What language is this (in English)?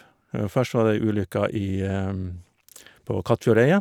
Norwegian